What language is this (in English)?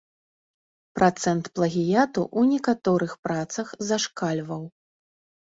Belarusian